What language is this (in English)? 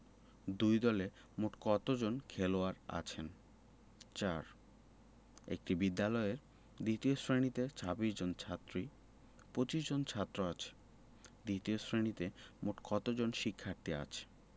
Bangla